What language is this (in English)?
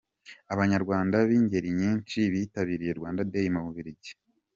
Kinyarwanda